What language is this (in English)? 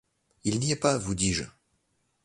French